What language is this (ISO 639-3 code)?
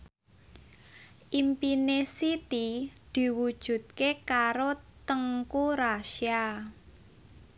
jav